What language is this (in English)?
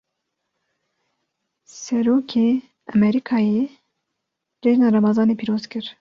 Kurdish